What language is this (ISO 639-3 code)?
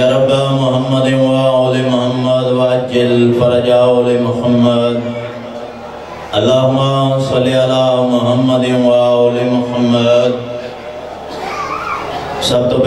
ara